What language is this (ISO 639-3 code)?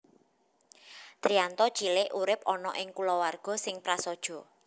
jav